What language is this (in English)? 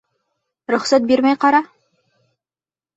Bashkir